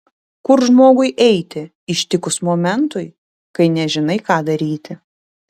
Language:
Lithuanian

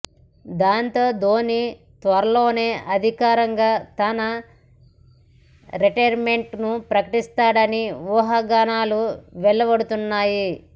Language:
Telugu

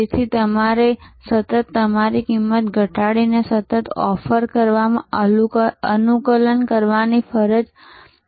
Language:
Gujarati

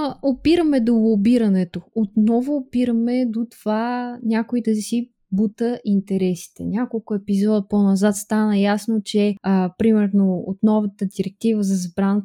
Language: Bulgarian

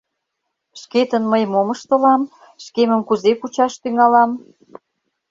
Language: Mari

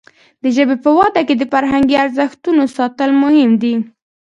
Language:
Pashto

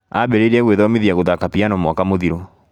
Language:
Kikuyu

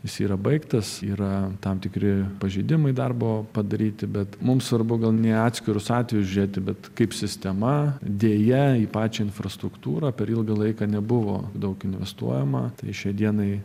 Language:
Lithuanian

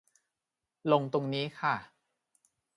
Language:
Thai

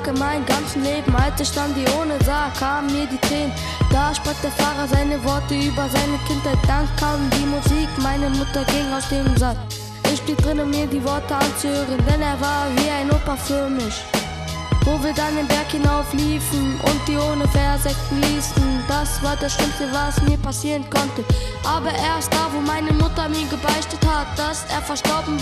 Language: Dutch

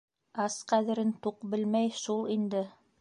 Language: Bashkir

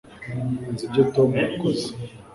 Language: Kinyarwanda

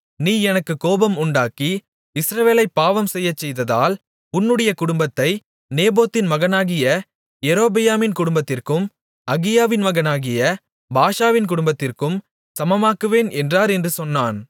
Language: Tamil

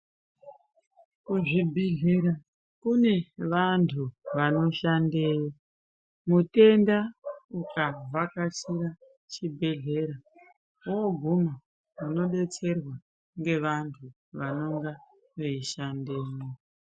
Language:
Ndau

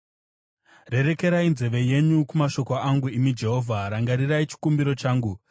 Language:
Shona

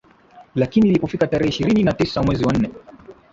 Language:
Swahili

